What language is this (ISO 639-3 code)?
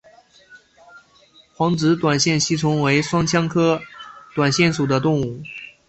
zho